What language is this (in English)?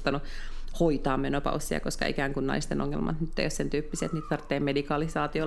Finnish